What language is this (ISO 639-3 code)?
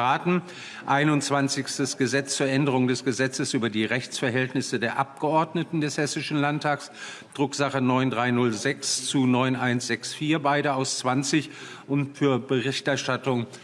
deu